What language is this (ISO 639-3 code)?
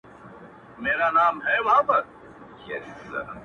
pus